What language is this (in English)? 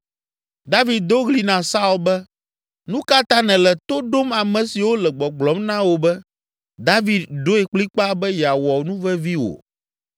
Ewe